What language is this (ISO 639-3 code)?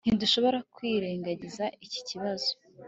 kin